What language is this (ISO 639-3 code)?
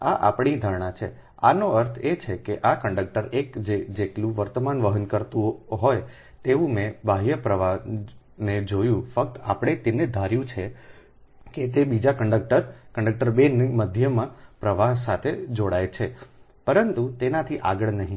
guj